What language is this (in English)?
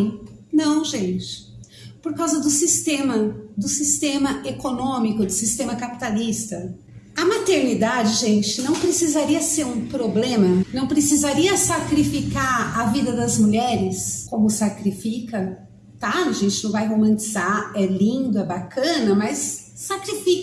Portuguese